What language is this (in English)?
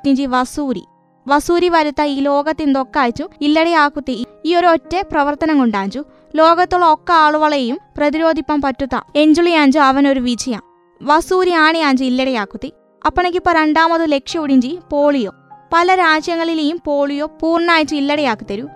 Malayalam